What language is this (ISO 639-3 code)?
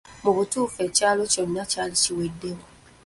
lug